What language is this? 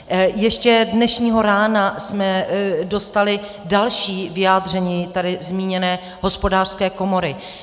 Czech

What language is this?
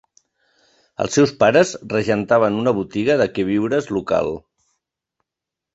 Catalan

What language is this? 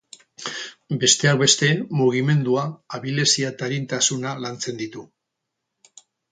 Basque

